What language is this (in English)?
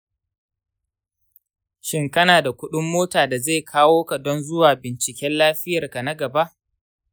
Hausa